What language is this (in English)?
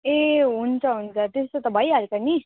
Nepali